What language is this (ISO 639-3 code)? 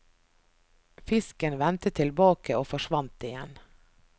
nor